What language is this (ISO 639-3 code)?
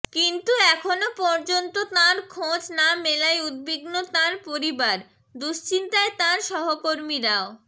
ben